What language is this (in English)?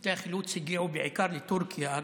Hebrew